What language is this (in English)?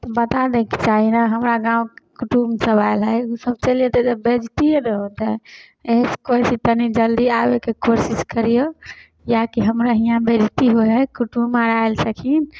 Maithili